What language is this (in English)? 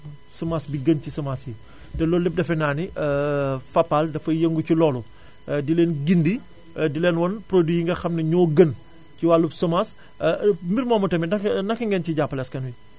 Wolof